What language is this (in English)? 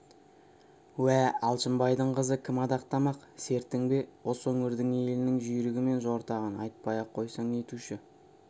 Kazakh